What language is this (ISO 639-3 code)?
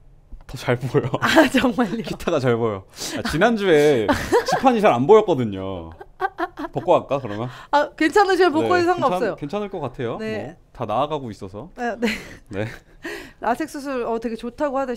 kor